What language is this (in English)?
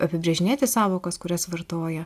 Lithuanian